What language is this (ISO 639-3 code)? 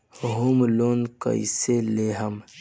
bho